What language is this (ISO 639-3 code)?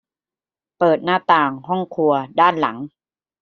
tha